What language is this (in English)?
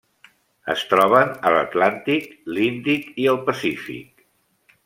Catalan